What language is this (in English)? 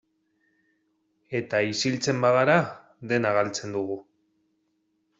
Basque